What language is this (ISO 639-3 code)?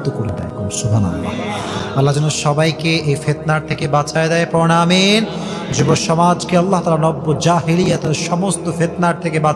ben